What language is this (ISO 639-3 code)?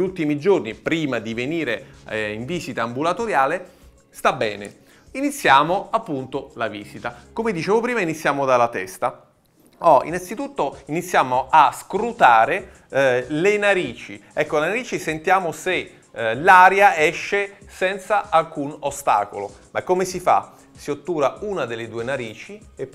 ita